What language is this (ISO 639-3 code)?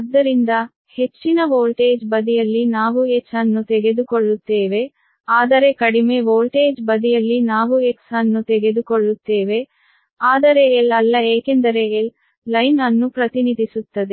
kan